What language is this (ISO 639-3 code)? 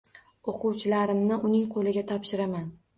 uzb